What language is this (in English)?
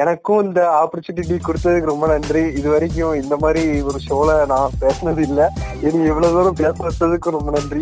Tamil